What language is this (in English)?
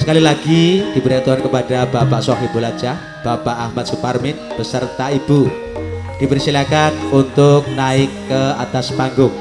Indonesian